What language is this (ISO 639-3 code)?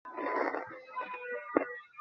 ben